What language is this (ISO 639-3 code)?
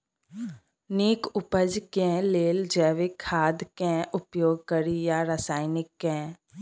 mai